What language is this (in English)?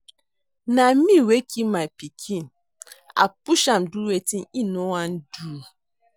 Nigerian Pidgin